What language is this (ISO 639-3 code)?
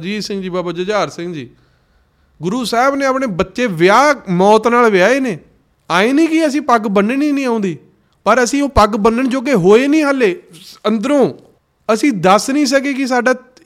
pan